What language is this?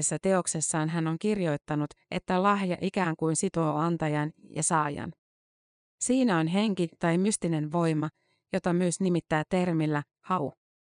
Finnish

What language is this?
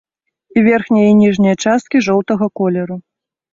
Belarusian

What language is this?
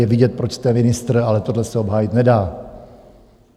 Czech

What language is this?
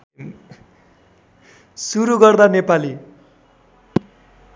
Nepali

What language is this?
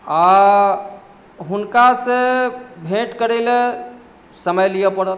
Maithili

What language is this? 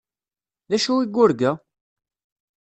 Kabyle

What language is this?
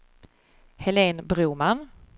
Swedish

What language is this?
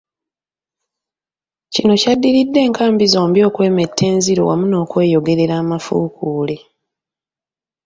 Ganda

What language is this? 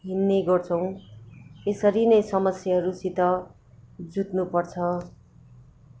Nepali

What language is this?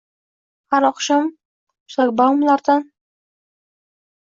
Uzbek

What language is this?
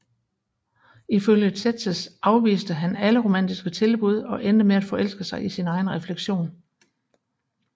Danish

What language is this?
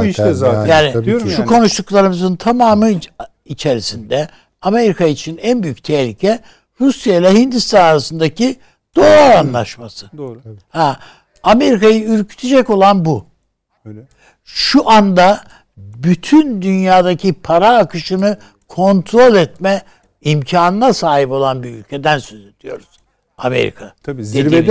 Turkish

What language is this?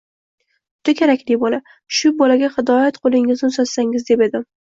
Uzbek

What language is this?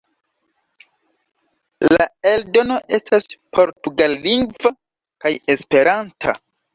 Esperanto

